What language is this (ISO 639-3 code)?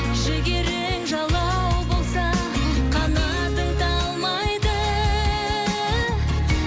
kaz